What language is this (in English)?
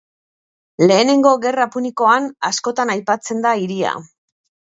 Basque